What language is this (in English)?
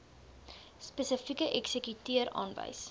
Afrikaans